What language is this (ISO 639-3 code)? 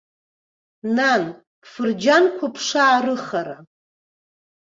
abk